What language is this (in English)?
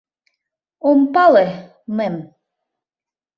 Mari